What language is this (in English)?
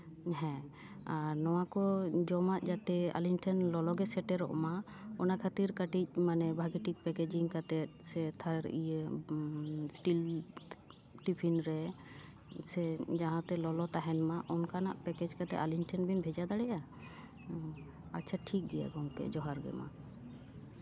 Santali